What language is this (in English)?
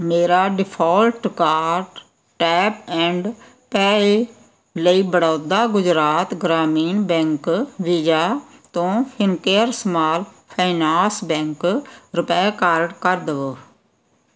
Punjabi